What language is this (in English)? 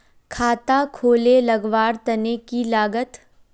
Magahi